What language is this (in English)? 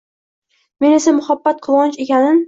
Uzbek